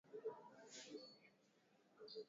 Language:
Swahili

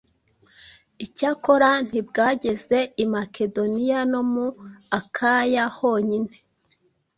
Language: Kinyarwanda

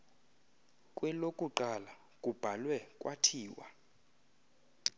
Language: Xhosa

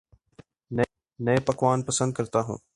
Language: Urdu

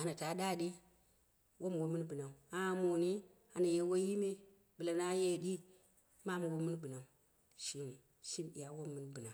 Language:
Dera (Nigeria)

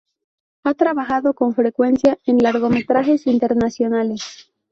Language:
Spanish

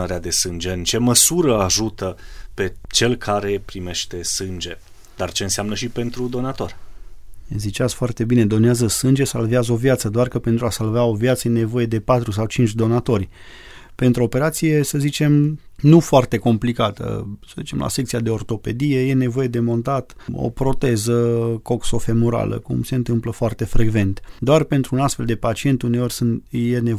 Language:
Romanian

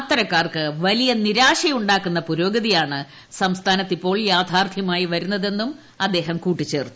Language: Malayalam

